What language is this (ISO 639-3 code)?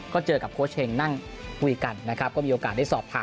tha